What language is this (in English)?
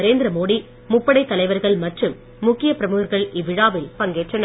Tamil